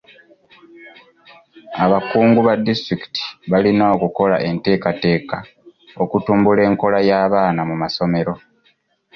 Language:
Ganda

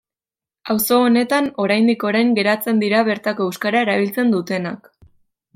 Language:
Basque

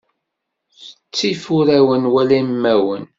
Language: Kabyle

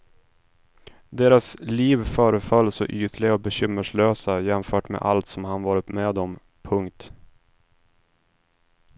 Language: Swedish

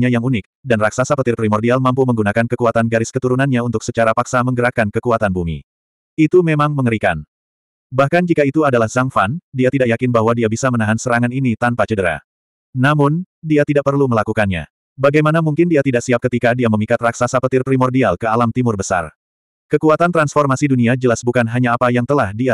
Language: Indonesian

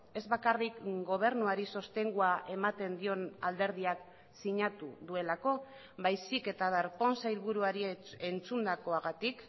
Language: Basque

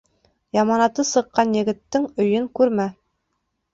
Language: Bashkir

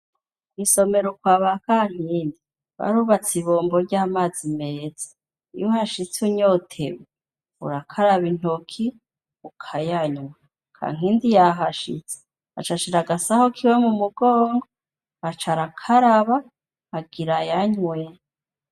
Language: Rundi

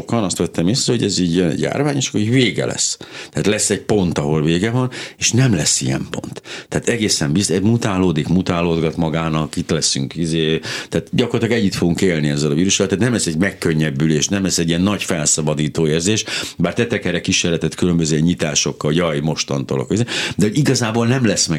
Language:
Hungarian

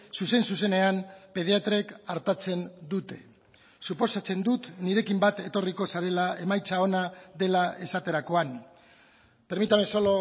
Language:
Basque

